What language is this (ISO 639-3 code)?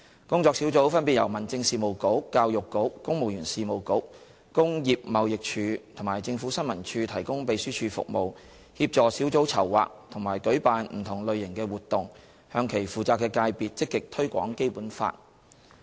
yue